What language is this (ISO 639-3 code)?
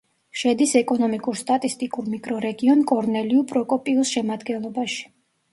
kat